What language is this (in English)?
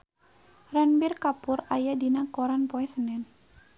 Sundanese